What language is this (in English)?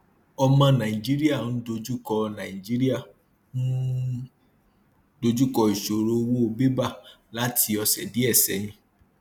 Yoruba